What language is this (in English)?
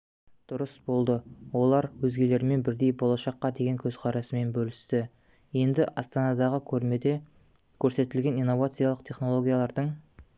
Kazakh